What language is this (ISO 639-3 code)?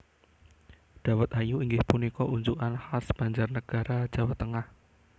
jav